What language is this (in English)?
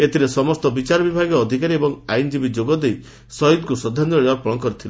Odia